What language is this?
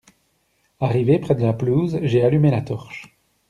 French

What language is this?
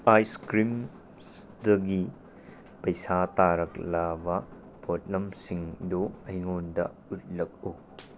Manipuri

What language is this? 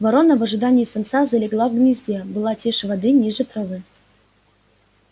Russian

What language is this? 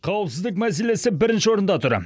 Kazakh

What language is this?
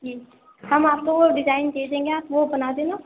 Urdu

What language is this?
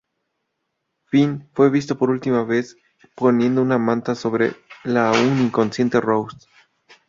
Spanish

